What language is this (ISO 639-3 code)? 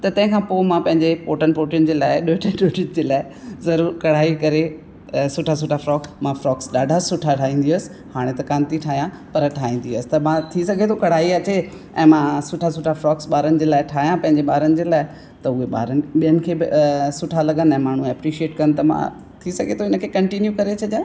snd